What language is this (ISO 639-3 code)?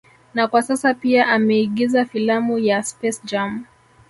swa